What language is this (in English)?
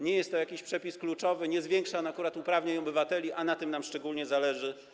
Polish